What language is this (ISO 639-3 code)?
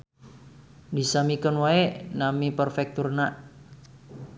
sun